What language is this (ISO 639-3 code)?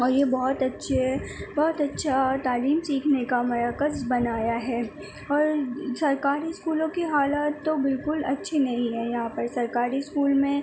urd